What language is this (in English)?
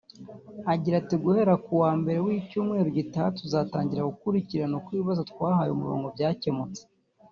Kinyarwanda